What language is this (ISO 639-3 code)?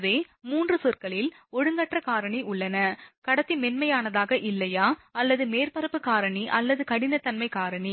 tam